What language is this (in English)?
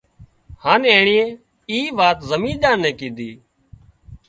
Wadiyara Koli